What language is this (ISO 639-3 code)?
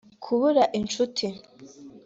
kin